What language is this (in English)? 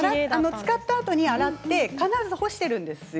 Japanese